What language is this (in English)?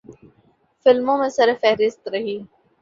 Urdu